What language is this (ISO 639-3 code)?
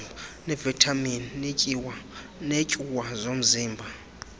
xho